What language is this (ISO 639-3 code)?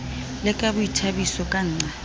sot